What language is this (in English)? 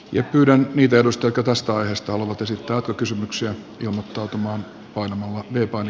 Finnish